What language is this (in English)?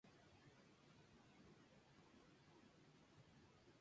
Spanish